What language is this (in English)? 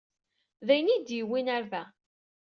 Kabyle